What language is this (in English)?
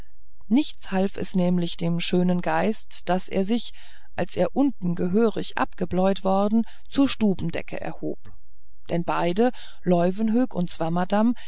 German